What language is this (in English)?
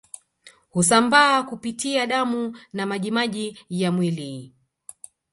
Swahili